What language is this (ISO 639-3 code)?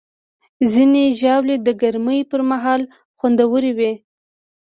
pus